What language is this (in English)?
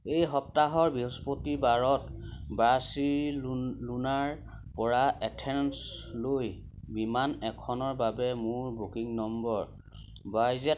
Assamese